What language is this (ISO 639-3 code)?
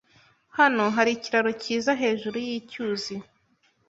kin